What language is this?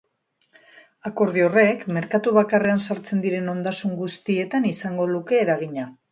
Basque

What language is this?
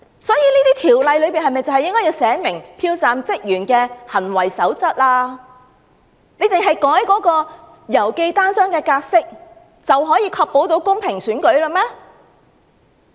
Cantonese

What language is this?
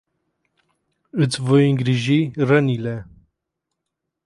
Romanian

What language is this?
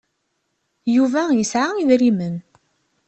Kabyle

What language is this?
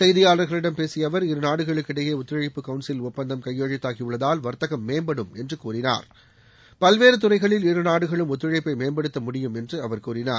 Tamil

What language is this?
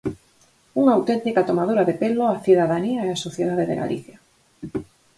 Galician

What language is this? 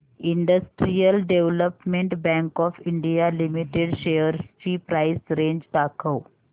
Marathi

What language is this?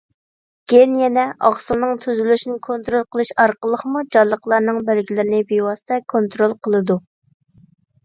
Uyghur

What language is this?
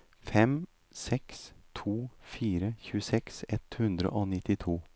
Norwegian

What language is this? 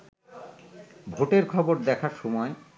Bangla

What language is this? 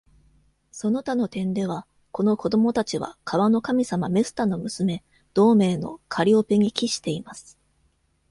Japanese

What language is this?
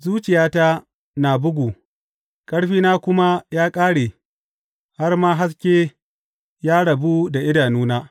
Hausa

